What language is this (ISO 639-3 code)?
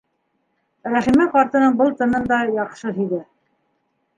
bak